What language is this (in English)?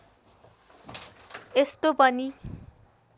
Nepali